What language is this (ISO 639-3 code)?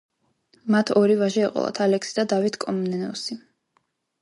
kat